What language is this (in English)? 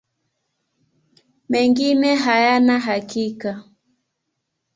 Swahili